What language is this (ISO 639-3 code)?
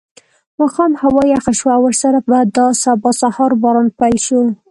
pus